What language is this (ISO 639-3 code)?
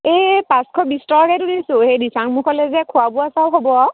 asm